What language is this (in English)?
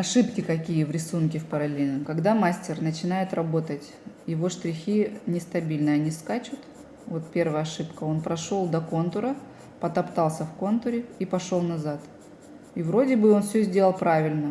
Russian